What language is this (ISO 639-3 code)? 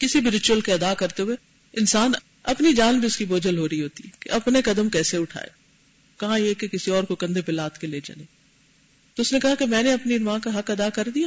urd